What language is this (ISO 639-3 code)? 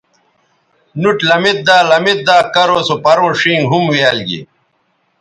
btv